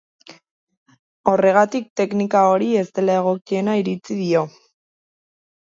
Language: Basque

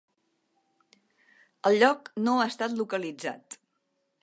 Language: Catalan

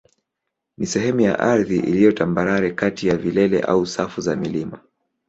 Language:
Swahili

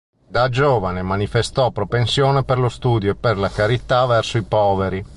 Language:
Italian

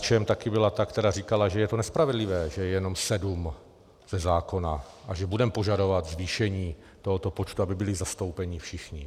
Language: Czech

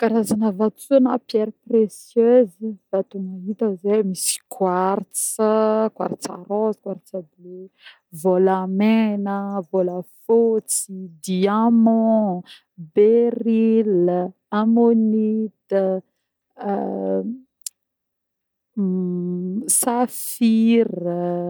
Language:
Northern Betsimisaraka Malagasy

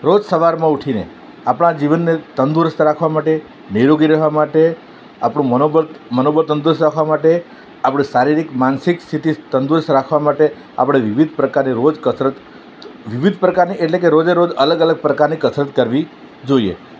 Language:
Gujarati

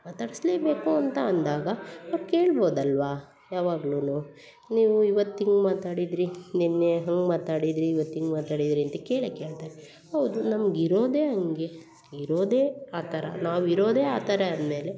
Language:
Kannada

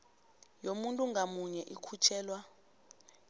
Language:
South Ndebele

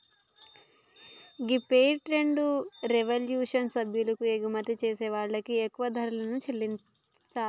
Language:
Telugu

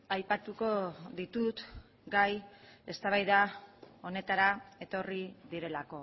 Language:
Basque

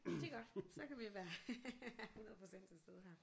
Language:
Danish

